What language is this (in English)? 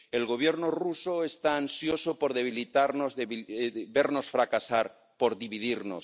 Spanish